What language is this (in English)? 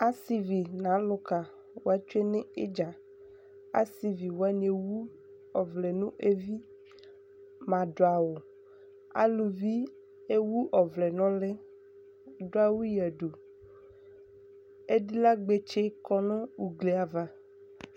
Ikposo